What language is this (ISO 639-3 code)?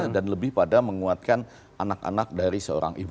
ind